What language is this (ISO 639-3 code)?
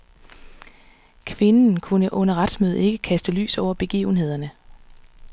dan